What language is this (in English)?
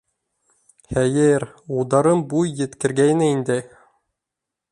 Bashkir